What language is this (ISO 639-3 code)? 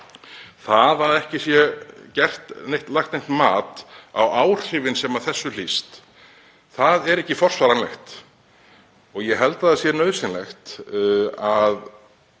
isl